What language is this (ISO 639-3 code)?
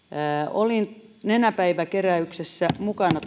fin